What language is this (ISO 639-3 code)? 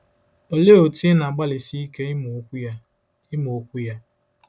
ibo